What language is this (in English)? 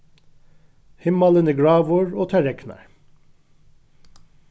Faroese